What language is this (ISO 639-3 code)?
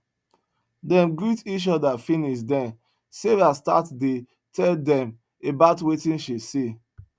pcm